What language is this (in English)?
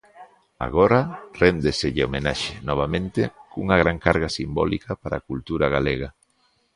Galician